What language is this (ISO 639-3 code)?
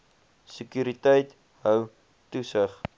afr